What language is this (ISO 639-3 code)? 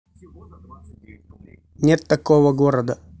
rus